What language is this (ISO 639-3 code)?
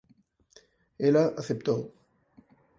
glg